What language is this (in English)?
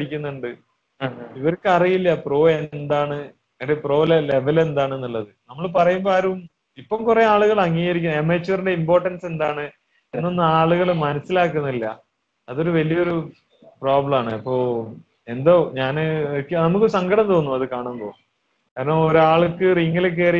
Malayalam